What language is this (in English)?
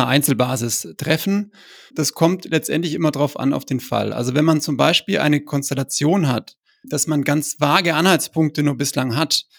German